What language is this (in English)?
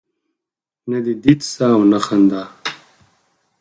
Pashto